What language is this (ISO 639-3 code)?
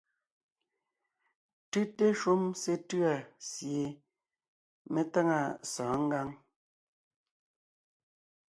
nnh